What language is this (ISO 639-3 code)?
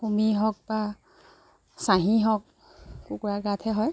asm